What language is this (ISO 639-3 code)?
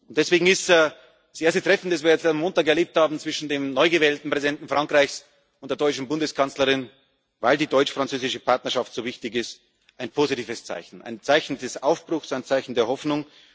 deu